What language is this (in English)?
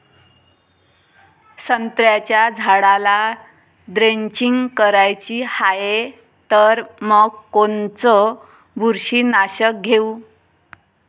Marathi